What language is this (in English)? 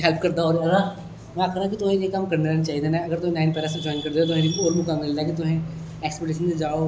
Dogri